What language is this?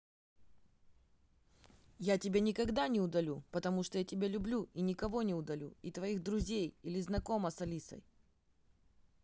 Russian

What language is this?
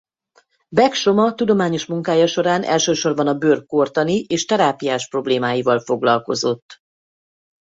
Hungarian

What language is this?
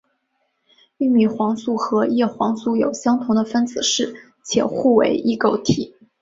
Chinese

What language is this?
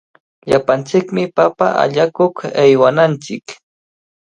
Cajatambo North Lima Quechua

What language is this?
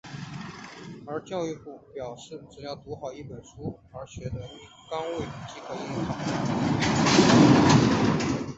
Chinese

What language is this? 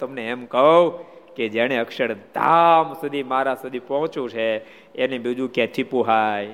Gujarati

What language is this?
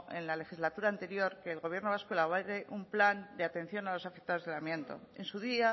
Spanish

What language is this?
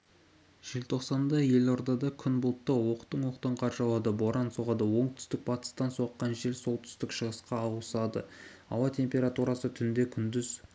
Kazakh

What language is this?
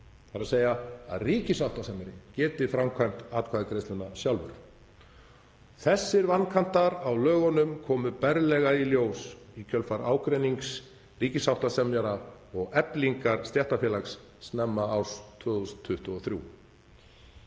Icelandic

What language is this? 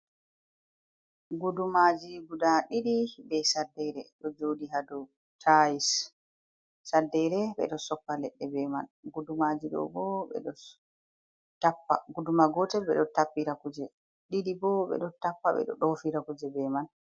Fula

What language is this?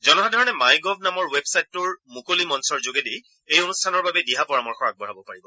Assamese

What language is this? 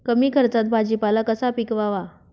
Marathi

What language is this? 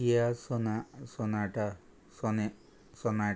Konkani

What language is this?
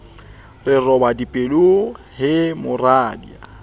Southern Sotho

